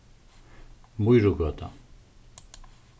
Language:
Faroese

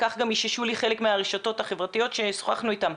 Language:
Hebrew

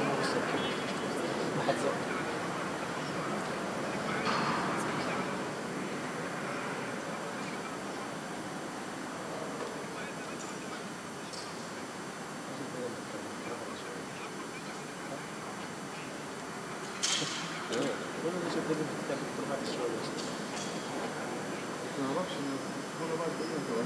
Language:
Arabic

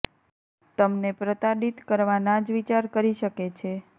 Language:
Gujarati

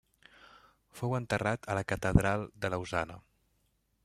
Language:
Catalan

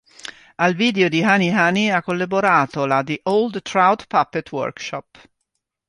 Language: Italian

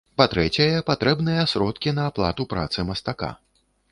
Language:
Belarusian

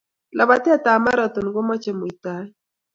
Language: Kalenjin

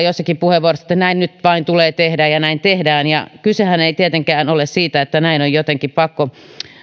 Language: Finnish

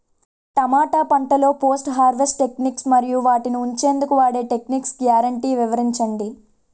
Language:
Telugu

